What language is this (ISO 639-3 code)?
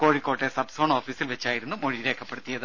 mal